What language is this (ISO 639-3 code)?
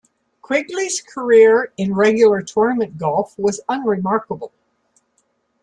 eng